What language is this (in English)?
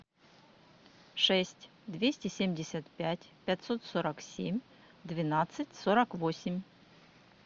Russian